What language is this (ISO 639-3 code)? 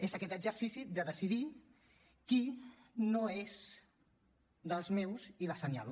cat